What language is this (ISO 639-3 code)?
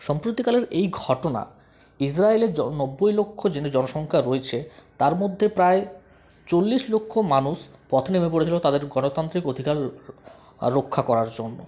ben